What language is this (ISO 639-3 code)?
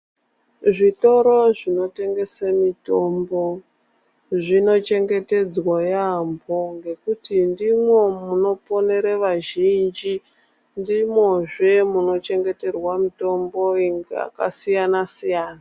ndc